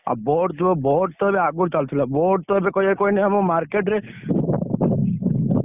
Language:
Odia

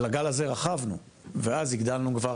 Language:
Hebrew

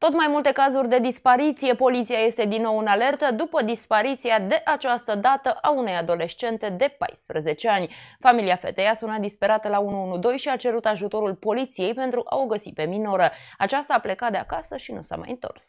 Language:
Romanian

